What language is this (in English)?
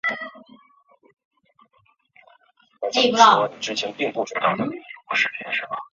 Chinese